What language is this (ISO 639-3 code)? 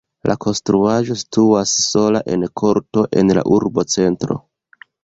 epo